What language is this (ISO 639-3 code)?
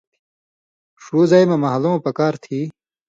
mvy